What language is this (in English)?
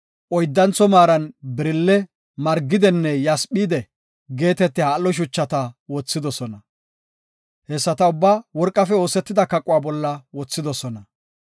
Gofa